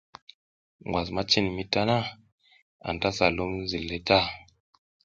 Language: South Giziga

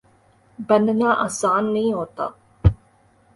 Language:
Urdu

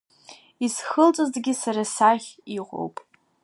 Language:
Abkhazian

